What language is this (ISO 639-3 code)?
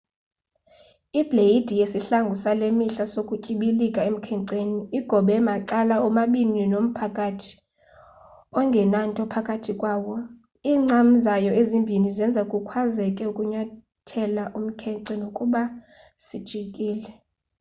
xho